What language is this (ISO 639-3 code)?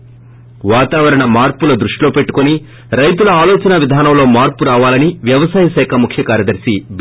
tel